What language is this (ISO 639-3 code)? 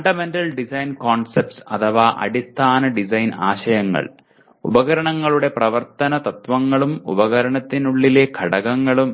mal